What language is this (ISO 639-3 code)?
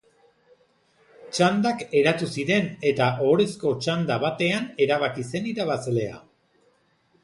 eus